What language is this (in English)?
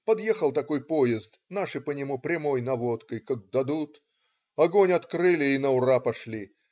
Russian